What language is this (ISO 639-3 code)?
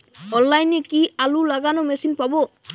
ben